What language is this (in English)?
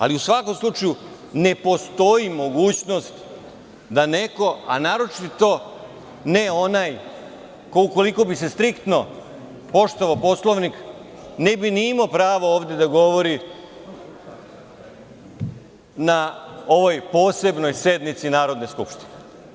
Serbian